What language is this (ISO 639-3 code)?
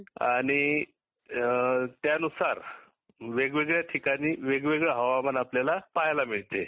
mar